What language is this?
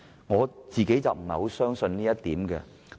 Cantonese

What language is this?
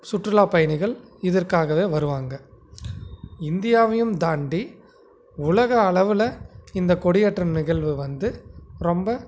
Tamil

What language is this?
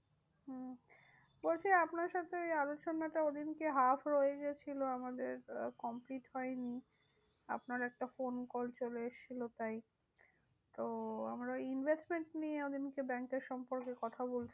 Bangla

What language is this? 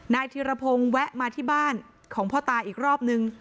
Thai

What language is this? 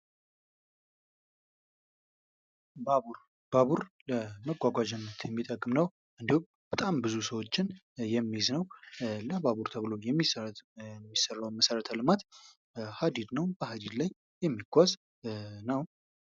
Amharic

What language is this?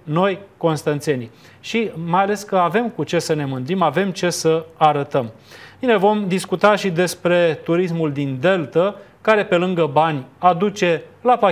Romanian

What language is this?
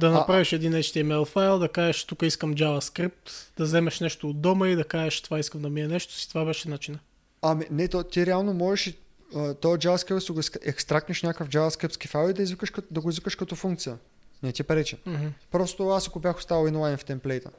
Bulgarian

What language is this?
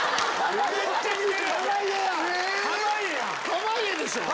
Japanese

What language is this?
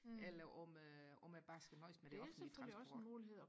Danish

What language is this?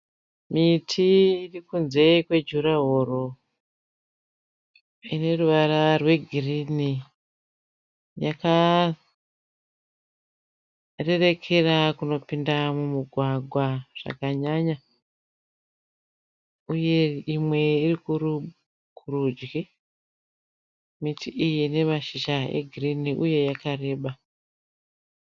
Shona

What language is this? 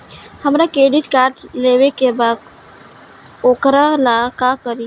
Bhojpuri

